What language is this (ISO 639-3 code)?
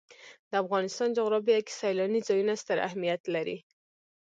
pus